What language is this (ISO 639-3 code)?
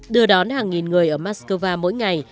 vie